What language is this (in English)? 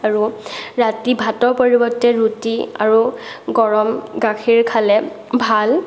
Assamese